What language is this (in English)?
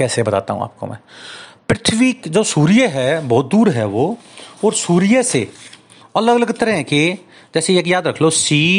Hindi